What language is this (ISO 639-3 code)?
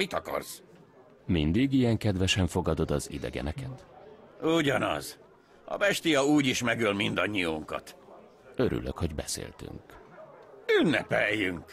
hun